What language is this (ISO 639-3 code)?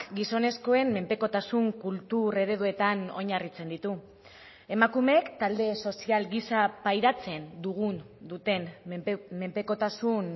eus